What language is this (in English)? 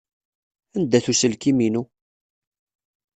Kabyle